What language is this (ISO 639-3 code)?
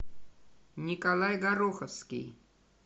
rus